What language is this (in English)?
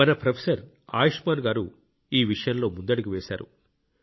Telugu